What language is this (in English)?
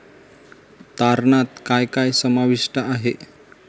Marathi